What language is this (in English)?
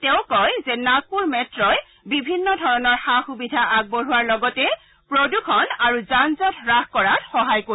Assamese